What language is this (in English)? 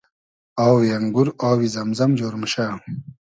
Hazaragi